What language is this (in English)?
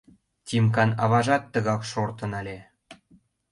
Mari